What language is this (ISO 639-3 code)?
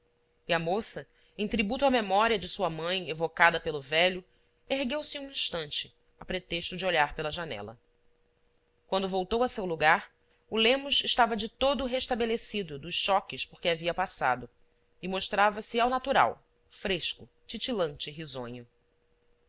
por